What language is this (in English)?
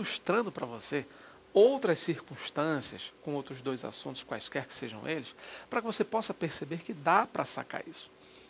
Portuguese